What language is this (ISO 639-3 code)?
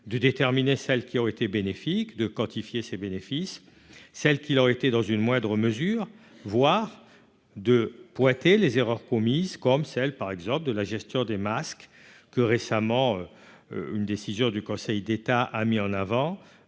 fra